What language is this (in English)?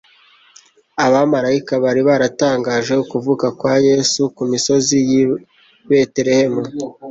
Kinyarwanda